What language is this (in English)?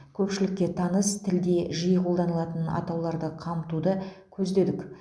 Kazakh